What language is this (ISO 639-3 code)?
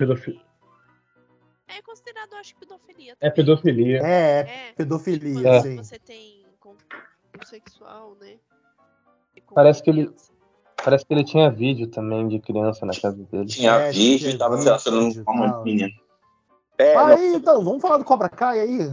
por